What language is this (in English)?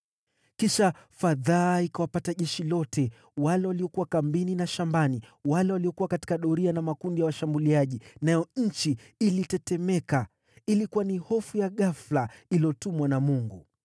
Swahili